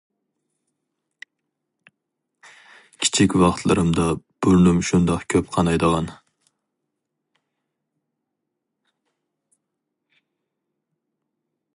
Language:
Uyghur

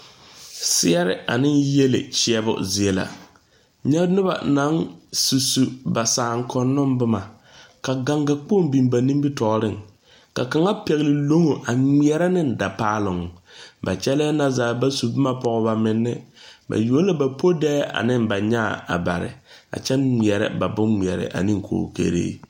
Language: Southern Dagaare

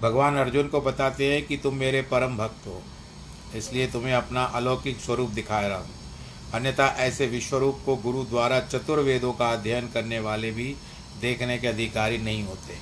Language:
Hindi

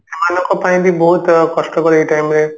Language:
Odia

